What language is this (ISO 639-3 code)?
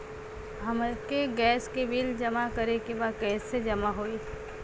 bho